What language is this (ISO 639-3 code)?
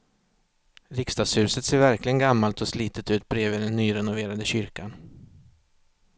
swe